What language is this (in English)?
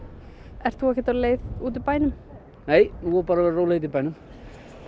Icelandic